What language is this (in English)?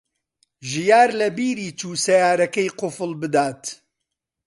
Central Kurdish